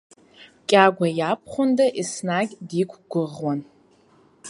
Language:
Abkhazian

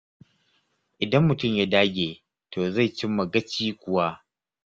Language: Hausa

